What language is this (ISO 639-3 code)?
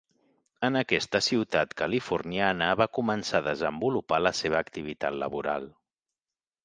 cat